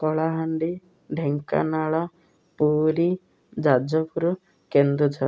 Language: Odia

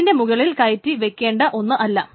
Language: Malayalam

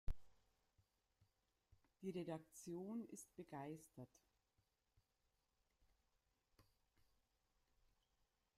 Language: German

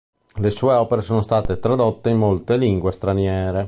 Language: Italian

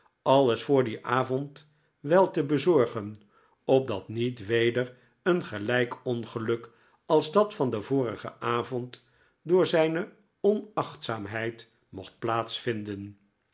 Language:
Dutch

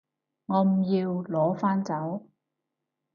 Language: Cantonese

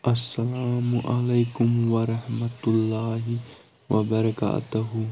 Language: Kashmiri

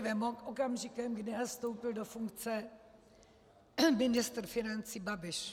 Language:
Czech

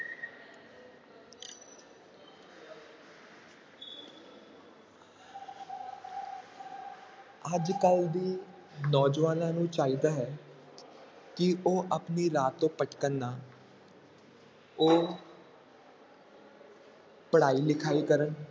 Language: Punjabi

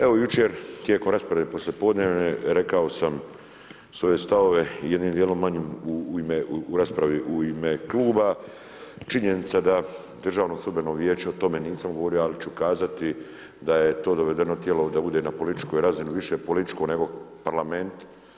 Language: Croatian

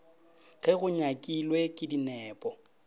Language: Northern Sotho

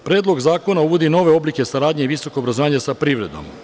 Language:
Serbian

